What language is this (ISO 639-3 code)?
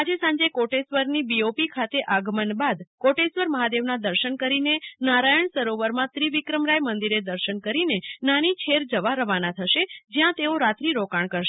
guj